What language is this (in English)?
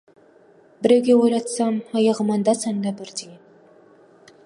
Kazakh